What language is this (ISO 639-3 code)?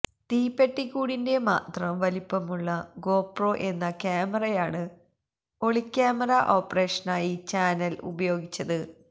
mal